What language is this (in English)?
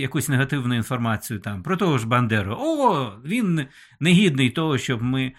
Ukrainian